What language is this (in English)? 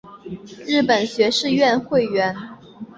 Chinese